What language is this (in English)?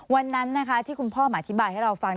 Thai